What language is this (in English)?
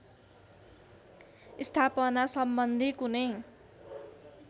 Nepali